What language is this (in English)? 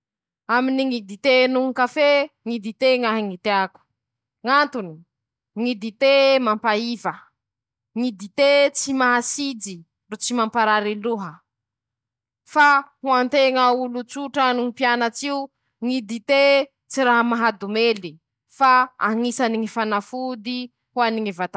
Masikoro Malagasy